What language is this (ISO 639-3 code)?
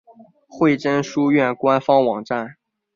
zho